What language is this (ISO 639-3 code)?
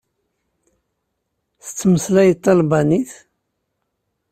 kab